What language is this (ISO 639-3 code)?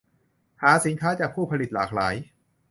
tha